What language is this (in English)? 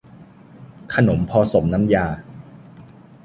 Thai